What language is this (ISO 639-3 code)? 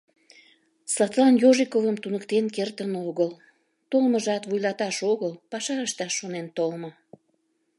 chm